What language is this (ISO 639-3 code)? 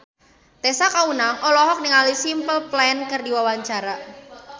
sun